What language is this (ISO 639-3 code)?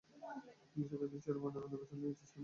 ben